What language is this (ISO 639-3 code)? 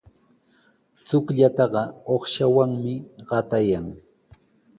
qws